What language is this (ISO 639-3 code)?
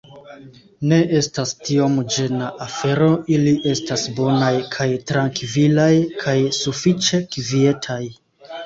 epo